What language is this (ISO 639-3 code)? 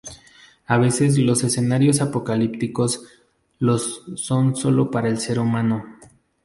spa